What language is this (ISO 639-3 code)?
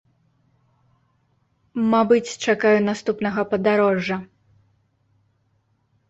bel